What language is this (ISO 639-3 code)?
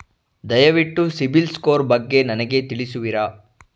kan